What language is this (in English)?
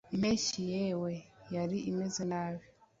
Kinyarwanda